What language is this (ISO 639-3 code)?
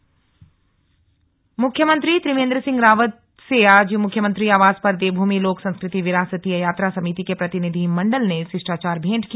hin